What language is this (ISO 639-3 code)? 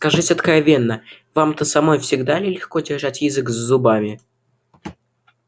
rus